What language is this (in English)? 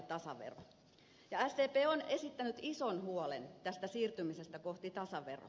Finnish